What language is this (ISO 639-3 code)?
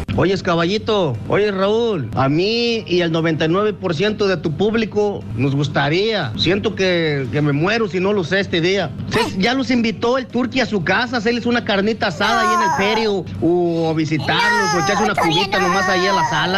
spa